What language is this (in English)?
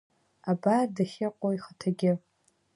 Abkhazian